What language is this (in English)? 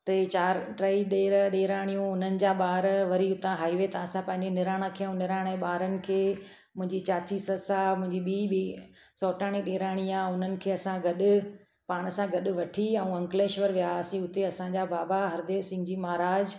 Sindhi